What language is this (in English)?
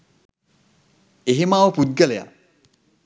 Sinhala